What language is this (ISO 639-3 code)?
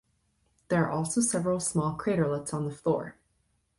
eng